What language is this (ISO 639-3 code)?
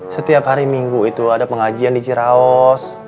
ind